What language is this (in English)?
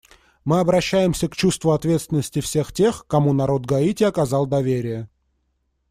Russian